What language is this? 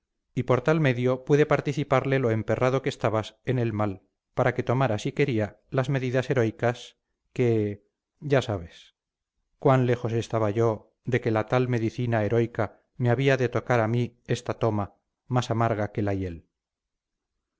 Spanish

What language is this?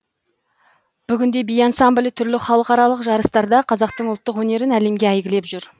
Kazakh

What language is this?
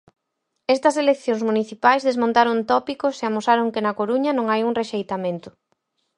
Galician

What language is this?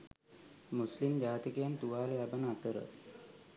Sinhala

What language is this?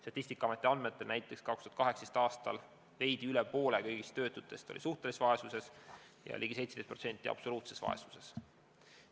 Estonian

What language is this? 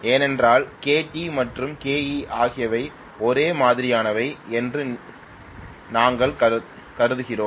Tamil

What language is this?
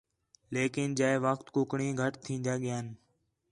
Khetrani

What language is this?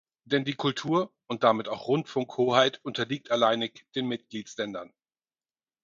German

